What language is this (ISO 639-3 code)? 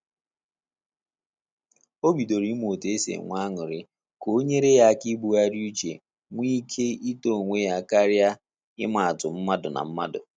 ibo